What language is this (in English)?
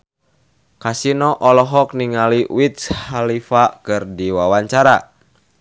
Sundanese